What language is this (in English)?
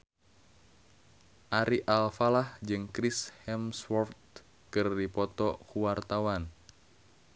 Sundanese